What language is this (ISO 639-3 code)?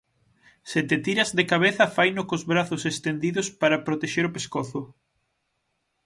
glg